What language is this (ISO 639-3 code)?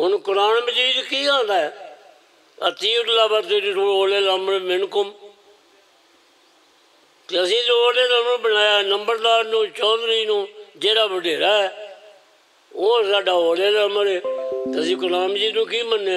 ron